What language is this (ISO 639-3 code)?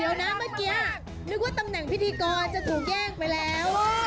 tha